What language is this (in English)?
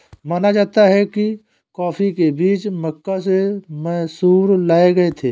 Hindi